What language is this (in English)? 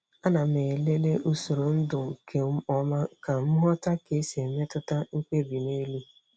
Igbo